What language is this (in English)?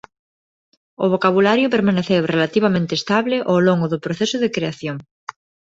Galician